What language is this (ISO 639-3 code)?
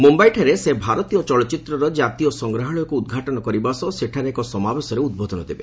ori